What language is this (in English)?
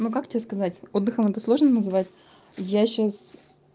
Russian